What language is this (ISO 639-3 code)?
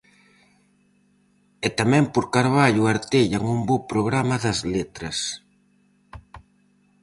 glg